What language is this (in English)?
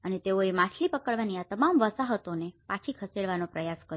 Gujarati